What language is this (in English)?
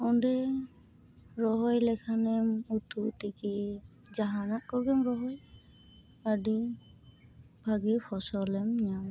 Santali